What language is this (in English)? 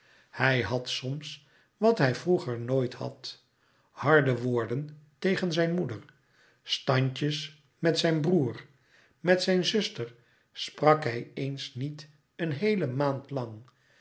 Dutch